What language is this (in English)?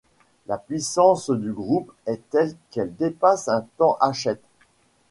French